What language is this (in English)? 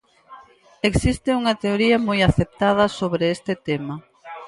Galician